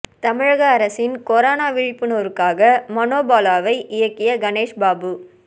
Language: Tamil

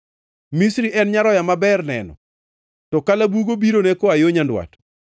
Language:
Luo (Kenya and Tanzania)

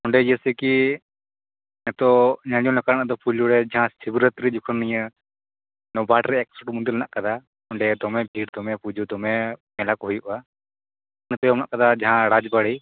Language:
Santali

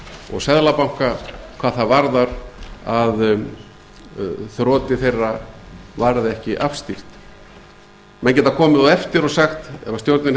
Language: Icelandic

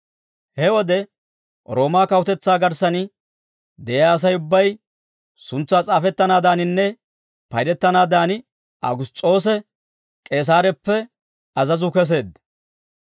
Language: Dawro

